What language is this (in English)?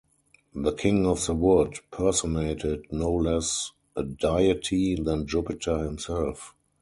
English